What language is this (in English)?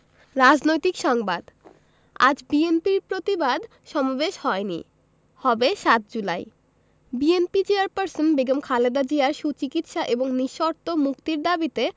Bangla